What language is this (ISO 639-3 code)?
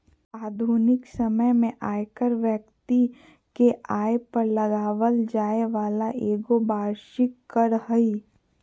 mag